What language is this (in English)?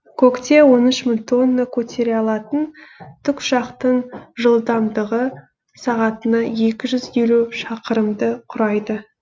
Kazakh